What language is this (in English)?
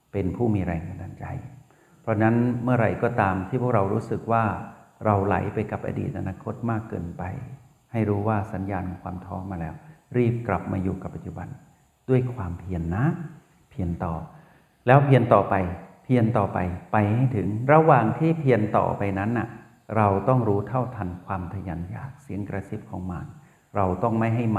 Thai